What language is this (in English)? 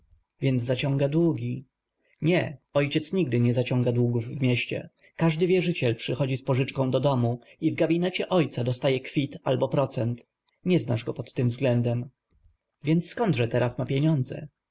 Polish